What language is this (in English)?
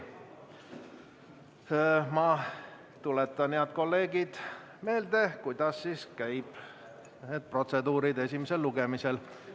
Estonian